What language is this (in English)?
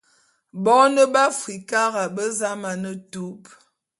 Bulu